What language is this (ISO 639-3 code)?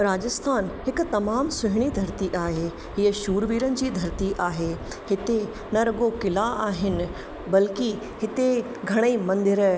snd